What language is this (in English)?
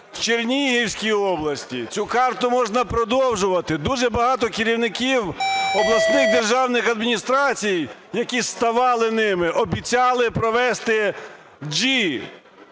Ukrainian